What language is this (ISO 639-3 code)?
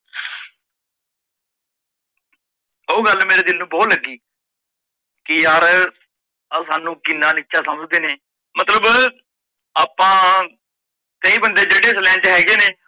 pan